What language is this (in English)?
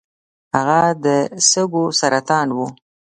Pashto